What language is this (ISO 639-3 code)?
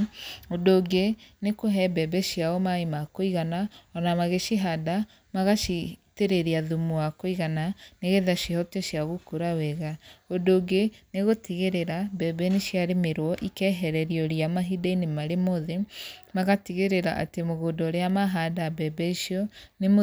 kik